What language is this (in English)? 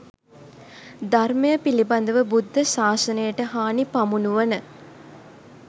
Sinhala